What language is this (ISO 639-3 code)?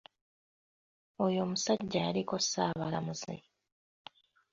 lug